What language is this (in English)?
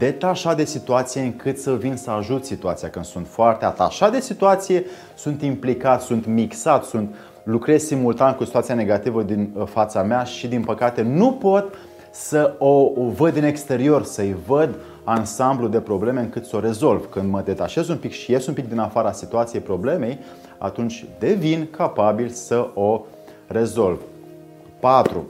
Romanian